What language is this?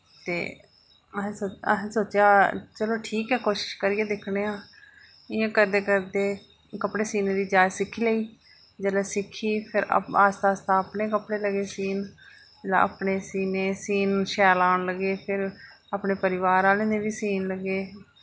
Dogri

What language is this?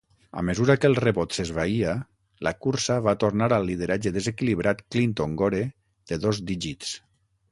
Catalan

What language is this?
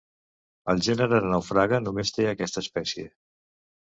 Catalan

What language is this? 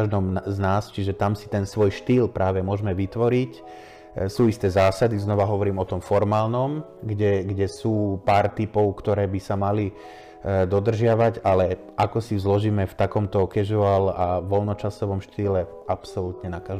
Slovak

